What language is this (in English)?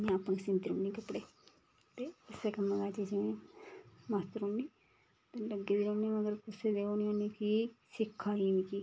Dogri